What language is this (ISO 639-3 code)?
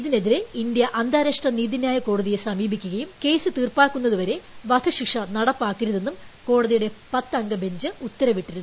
mal